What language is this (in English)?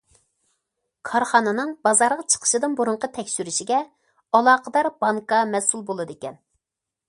Uyghur